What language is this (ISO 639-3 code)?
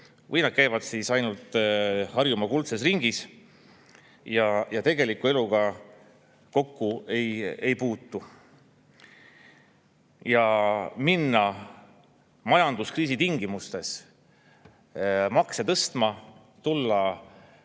est